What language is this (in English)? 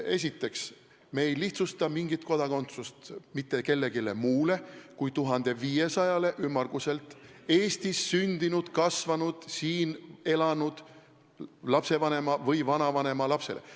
Estonian